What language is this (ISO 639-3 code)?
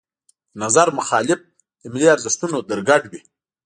pus